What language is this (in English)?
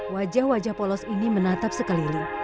Indonesian